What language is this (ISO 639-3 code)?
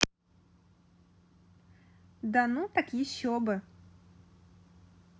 rus